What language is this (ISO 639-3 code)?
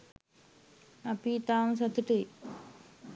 sin